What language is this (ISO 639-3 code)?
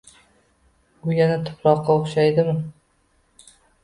uzb